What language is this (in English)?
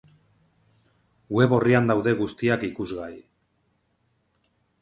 Basque